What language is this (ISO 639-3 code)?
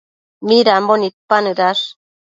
mcf